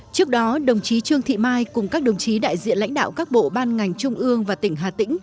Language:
Vietnamese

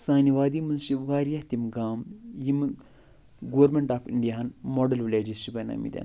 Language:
Kashmiri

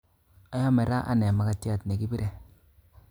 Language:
Kalenjin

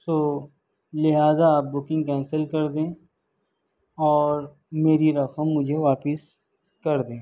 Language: Urdu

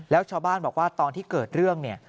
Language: Thai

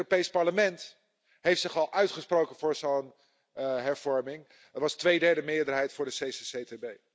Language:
Dutch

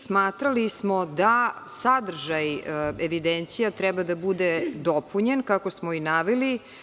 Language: Serbian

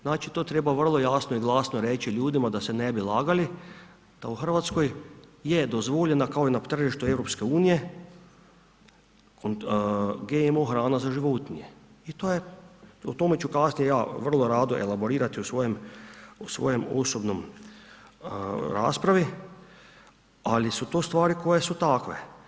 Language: Croatian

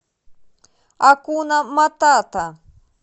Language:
Russian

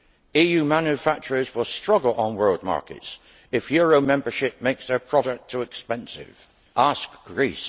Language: English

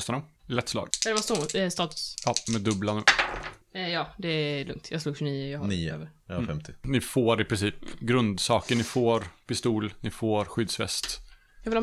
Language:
Swedish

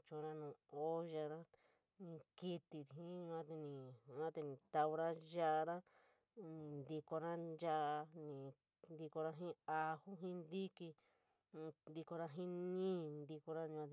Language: San Miguel El Grande Mixtec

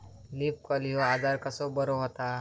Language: Marathi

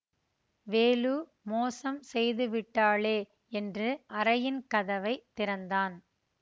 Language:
Tamil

